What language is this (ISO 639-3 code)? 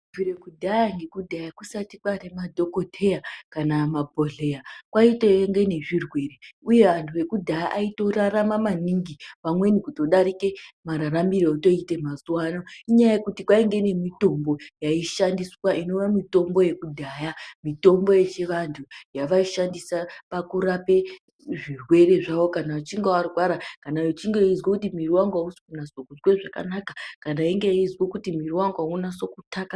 ndc